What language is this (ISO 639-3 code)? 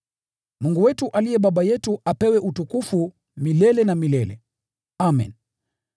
swa